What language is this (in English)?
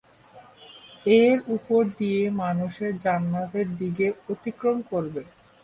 Bangla